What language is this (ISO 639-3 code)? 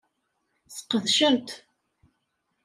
kab